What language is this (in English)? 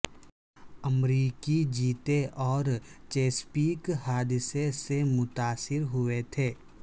Urdu